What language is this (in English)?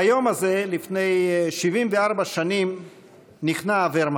Hebrew